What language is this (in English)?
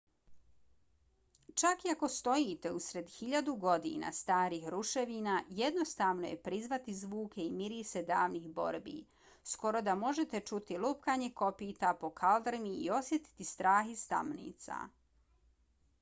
Bosnian